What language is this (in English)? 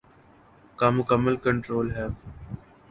Urdu